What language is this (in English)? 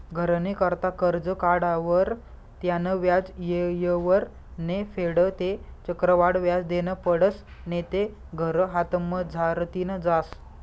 Marathi